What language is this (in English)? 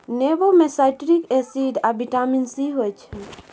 Maithili